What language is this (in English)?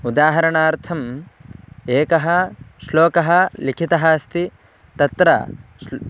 Sanskrit